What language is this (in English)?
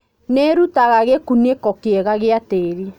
Kikuyu